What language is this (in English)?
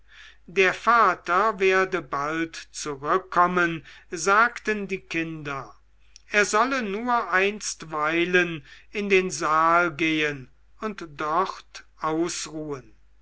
German